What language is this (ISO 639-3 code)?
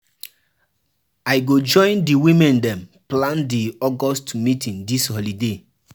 pcm